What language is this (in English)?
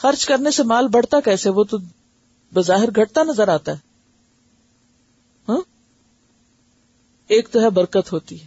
Urdu